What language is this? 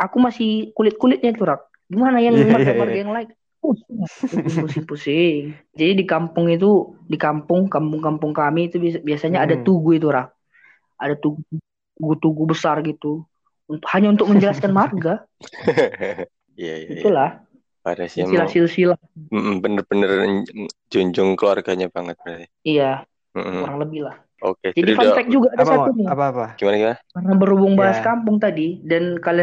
Indonesian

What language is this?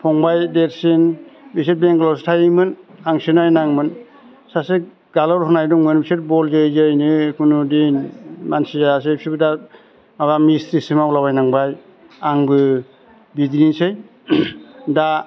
Bodo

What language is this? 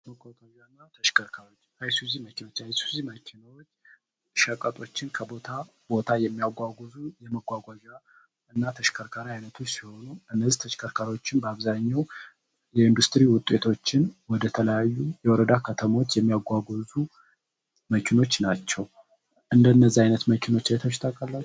Amharic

